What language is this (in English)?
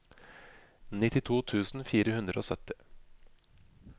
Norwegian